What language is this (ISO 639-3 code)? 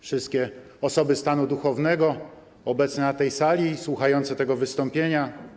pol